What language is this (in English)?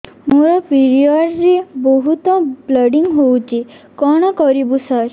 Odia